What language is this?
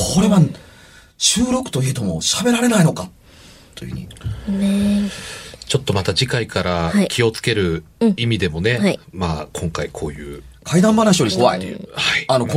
Japanese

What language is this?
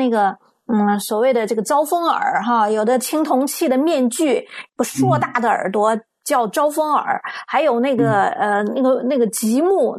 Chinese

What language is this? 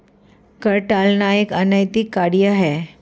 Hindi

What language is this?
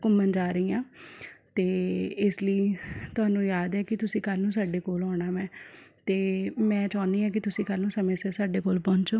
Punjabi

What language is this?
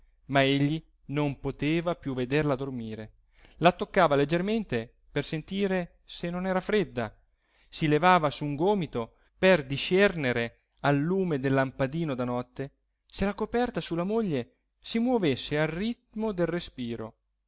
Italian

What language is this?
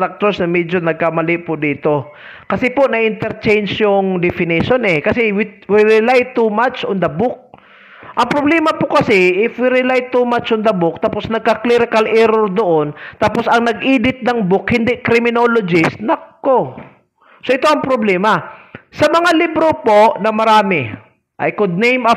Filipino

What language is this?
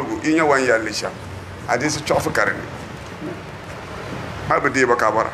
Arabic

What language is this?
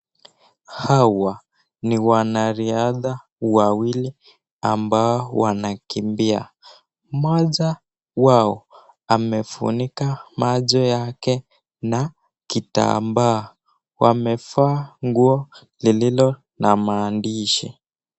Swahili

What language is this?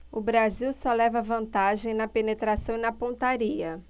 Portuguese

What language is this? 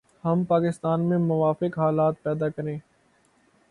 Urdu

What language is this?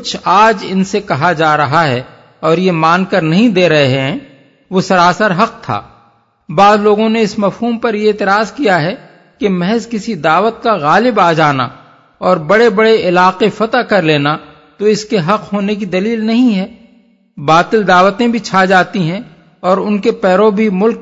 Urdu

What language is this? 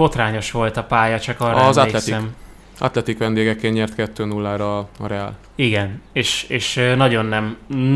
Hungarian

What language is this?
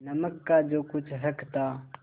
Hindi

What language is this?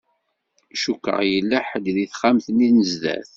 Kabyle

